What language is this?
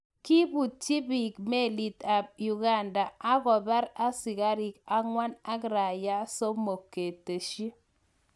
Kalenjin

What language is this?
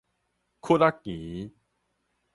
Min Nan Chinese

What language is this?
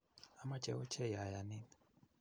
Kalenjin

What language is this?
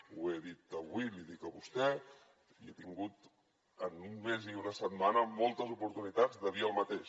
Catalan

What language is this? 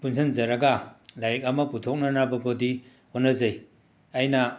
Manipuri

